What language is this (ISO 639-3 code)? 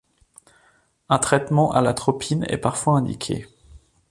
fra